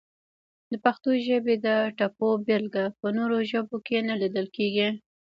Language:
Pashto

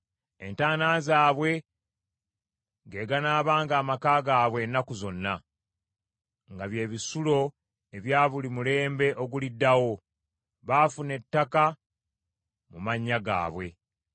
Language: Ganda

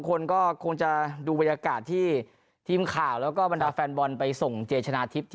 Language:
Thai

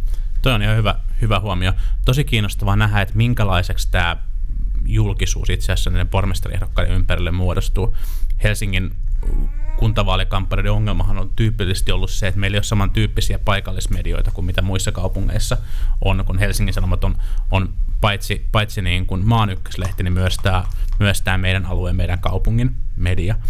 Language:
Finnish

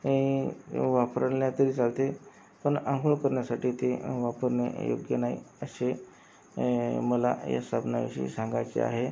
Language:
Marathi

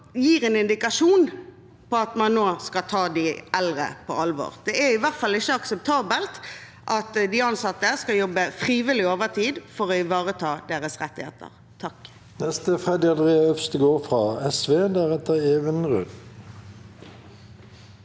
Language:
Norwegian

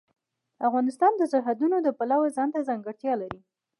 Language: Pashto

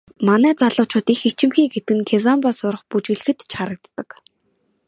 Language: Mongolian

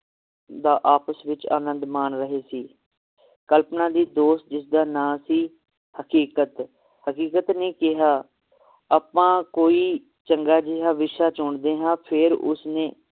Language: Punjabi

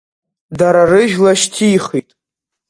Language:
Abkhazian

